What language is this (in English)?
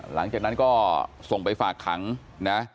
Thai